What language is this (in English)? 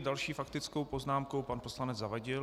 Czech